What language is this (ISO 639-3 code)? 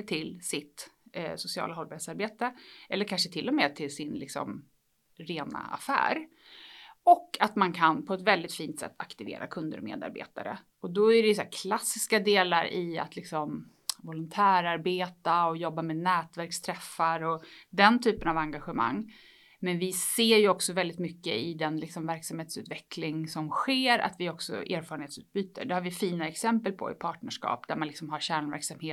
swe